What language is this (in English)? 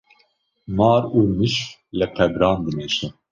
Kurdish